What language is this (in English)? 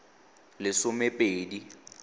Tswana